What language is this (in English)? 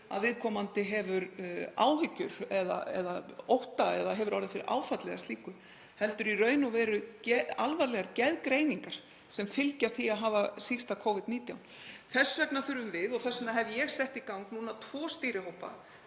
Icelandic